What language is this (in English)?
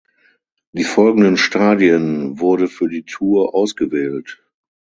German